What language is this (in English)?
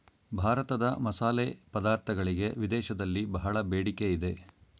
Kannada